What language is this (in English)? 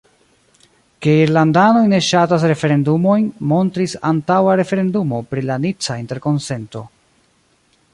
Esperanto